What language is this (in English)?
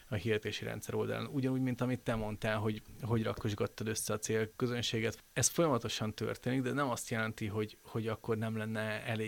Hungarian